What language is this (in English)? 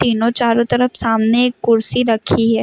Hindi